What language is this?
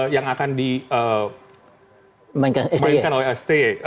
Indonesian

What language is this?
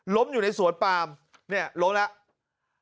Thai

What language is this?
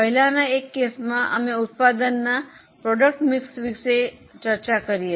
Gujarati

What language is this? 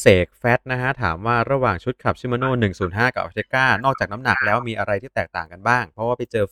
Thai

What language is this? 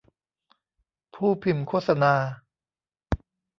Thai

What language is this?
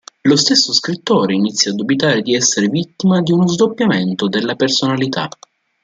Italian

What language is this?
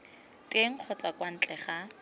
Tswana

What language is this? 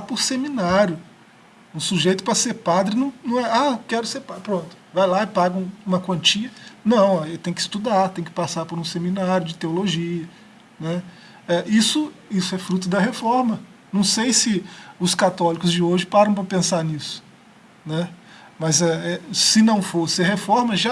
Portuguese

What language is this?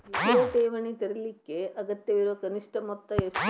Kannada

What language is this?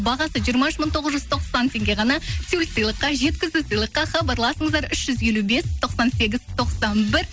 Kazakh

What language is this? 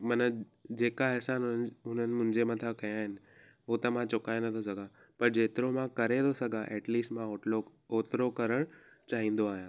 Sindhi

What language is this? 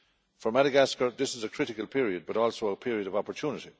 English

